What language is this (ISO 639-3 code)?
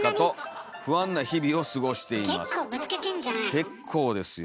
jpn